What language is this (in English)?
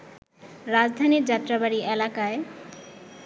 Bangla